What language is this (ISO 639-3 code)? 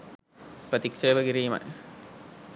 sin